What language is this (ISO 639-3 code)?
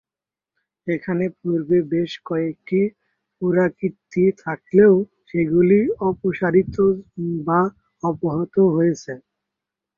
ben